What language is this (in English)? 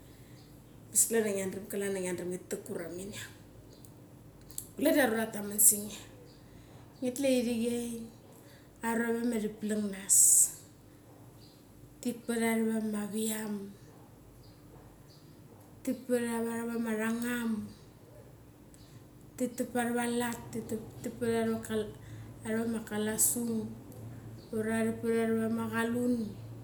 Mali